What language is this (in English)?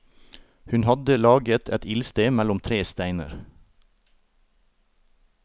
Norwegian